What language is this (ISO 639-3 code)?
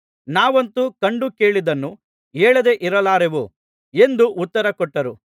kan